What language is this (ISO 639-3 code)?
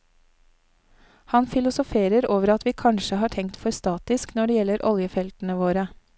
nor